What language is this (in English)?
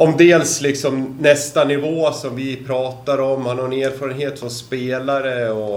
Swedish